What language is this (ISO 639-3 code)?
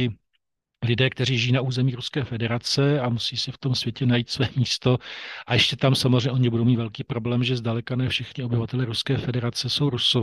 ces